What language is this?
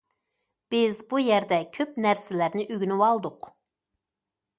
Uyghur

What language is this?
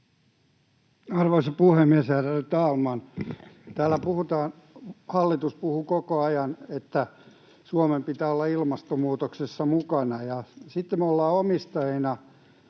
Finnish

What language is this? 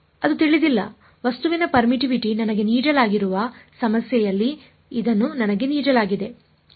Kannada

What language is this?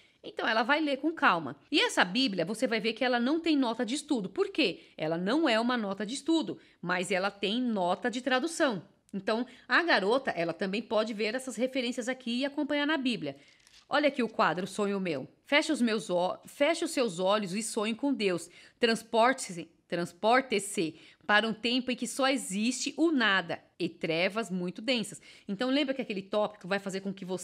Portuguese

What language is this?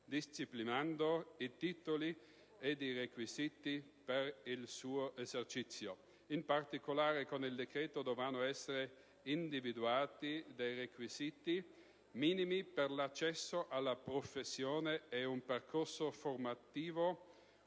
Italian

